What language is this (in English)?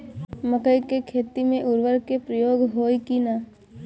Bhojpuri